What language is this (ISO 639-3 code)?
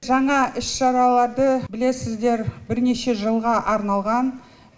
kaz